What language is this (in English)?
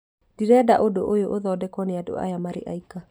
Kikuyu